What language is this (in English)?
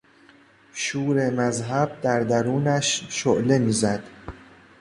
Persian